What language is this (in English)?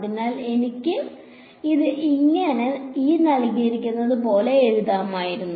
Malayalam